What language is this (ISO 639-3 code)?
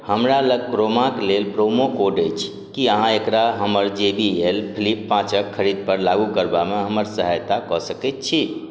mai